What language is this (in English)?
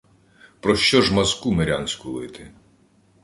Ukrainian